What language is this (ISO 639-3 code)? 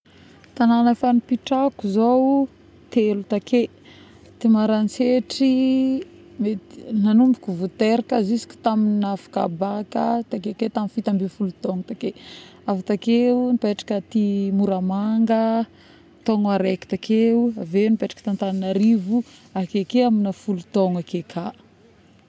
bmm